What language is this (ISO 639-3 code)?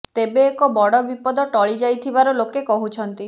ori